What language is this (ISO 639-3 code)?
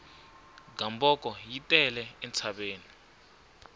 tso